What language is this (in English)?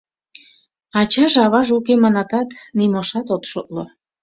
Mari